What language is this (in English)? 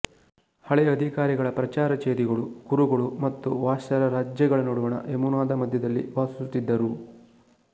Kannada